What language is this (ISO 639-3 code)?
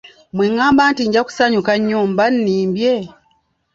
lug